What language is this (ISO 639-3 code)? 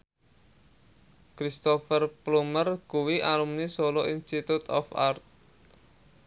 jav